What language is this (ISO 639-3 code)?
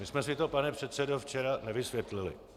ces